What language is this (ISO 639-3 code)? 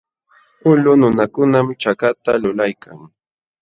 qxw